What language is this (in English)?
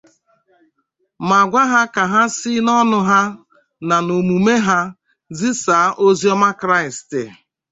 Igbo